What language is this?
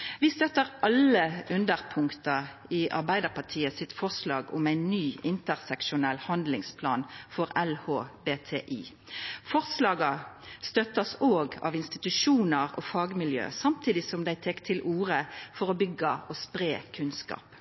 Norwegian Nynorsk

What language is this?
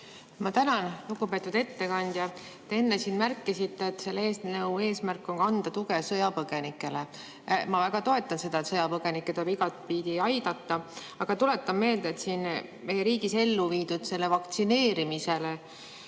Estonian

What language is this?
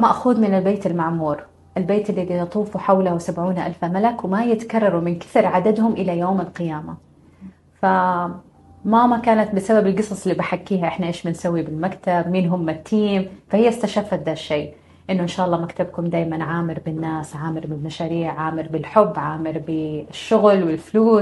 Arabic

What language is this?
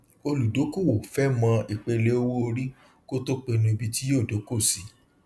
Yoruba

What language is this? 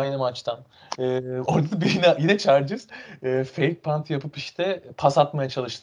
Turkish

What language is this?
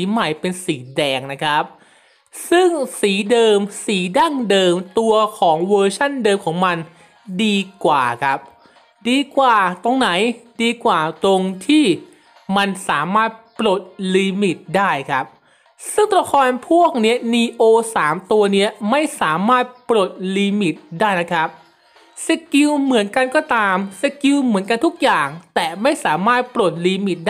Thai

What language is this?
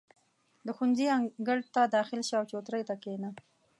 Pashto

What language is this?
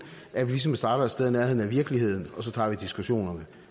Danish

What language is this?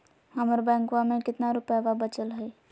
Magahi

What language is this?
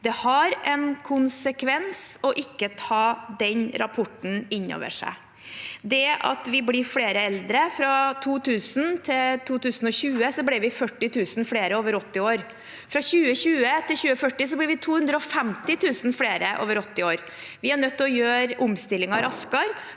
Norwegian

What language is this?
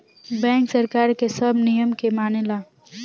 Bhojpuri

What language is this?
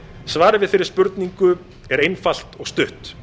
Icelandic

